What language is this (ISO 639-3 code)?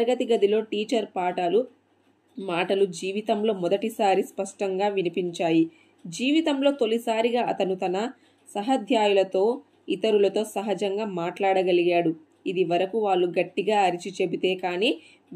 tel